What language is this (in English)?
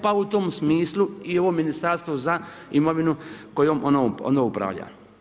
Croatian